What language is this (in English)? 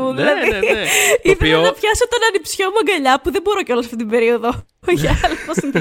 Greek